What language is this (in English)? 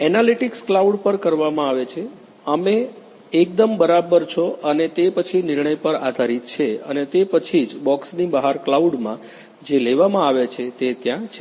Gujarati